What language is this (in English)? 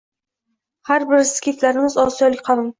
Uzbek